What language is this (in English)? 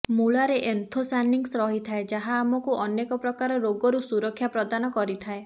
Odia